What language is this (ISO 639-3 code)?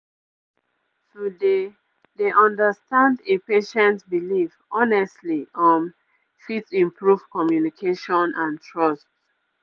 pcm